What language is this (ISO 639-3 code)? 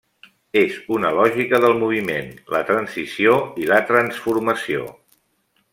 cat